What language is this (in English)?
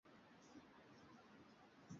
Swahili